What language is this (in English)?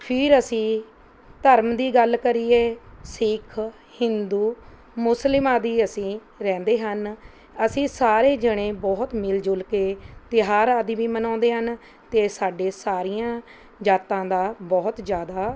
Punjabi